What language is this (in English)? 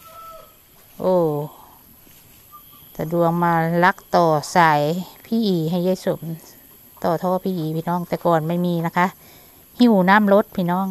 Thai